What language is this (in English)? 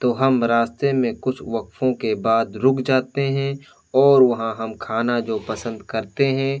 Urdu